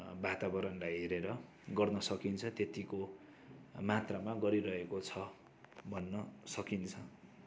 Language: Nepali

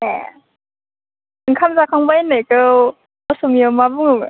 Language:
Bodo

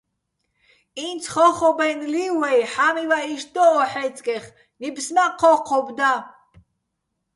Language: Bats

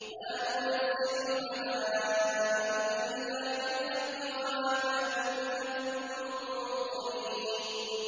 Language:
Arabic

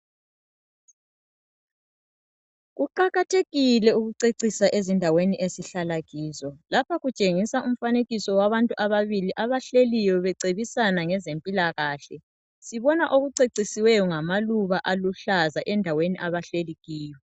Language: North Ndebele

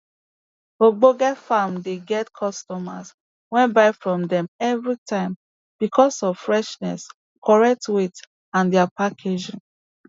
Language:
Nigerian Pidgin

